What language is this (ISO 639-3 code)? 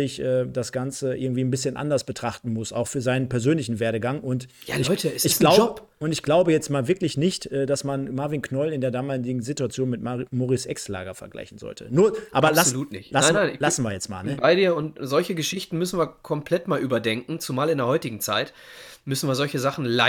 deu